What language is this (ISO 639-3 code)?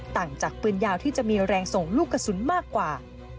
tha